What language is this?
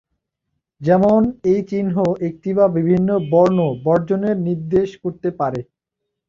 Bangla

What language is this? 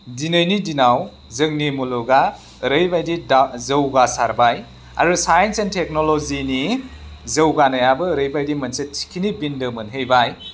Bodo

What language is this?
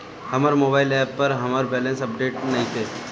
Bhojpuri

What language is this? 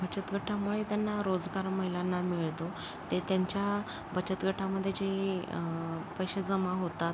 Marathi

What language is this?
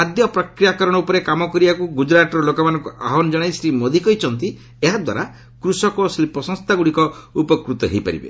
Odia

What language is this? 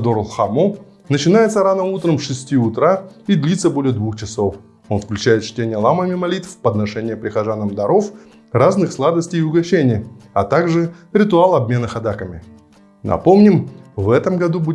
Russian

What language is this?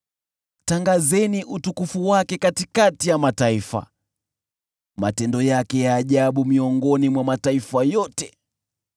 Swahili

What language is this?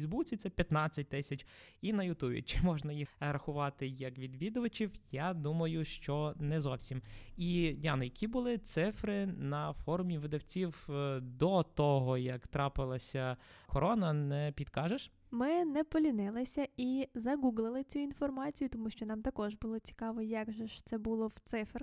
Ukrainian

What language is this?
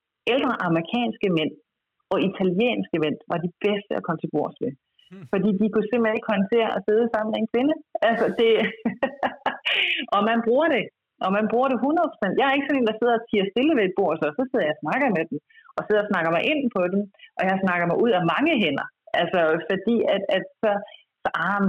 Danish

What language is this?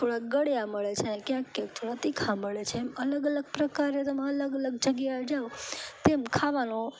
Gujarati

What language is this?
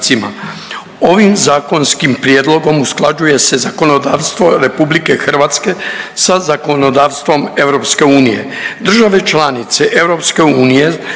Croatian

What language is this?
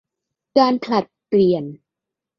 Thai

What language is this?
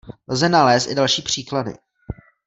Czech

